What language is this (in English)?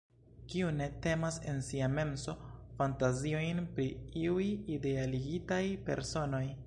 Esperanto